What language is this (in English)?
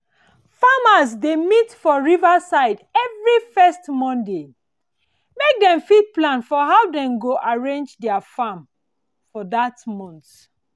Nigerian Pidgin